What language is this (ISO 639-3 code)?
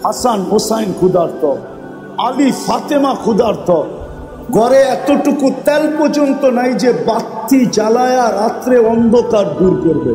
tur